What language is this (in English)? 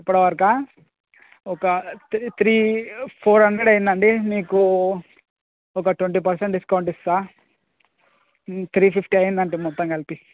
Telugu